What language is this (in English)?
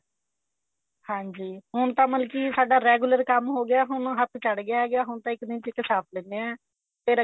Punjabi